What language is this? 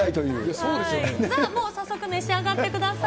Japanese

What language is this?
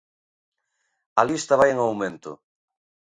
Galician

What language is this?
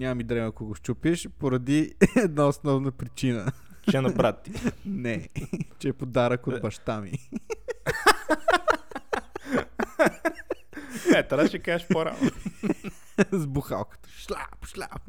Bulgarian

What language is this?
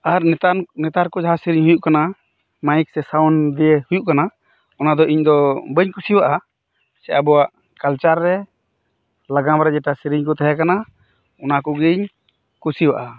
Santali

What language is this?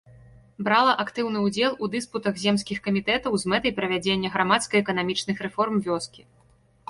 Belarusian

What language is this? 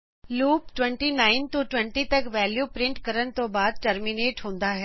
Punjabi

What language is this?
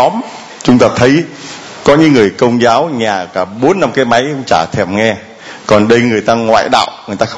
Vietnamese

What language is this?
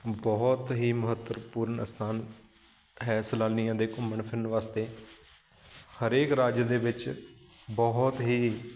Punjabi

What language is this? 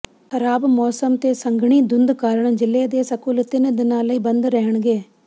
Punjabi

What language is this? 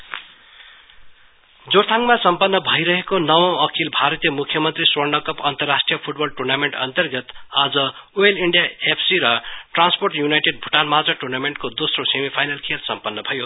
Nepali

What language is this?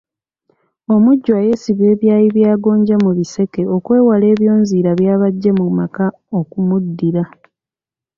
Ganda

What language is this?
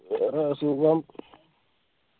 Malayalam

